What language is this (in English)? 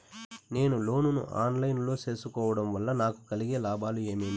Telugu